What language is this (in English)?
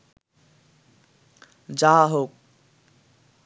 Bangla